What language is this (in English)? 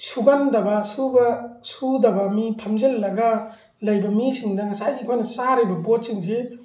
Manipuri